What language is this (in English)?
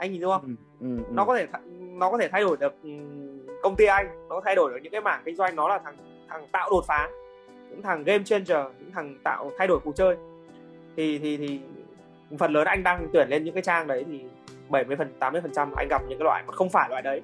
Vietnamese